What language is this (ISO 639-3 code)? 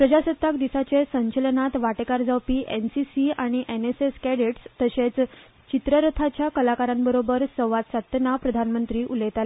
kok